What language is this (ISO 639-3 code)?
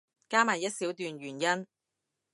yue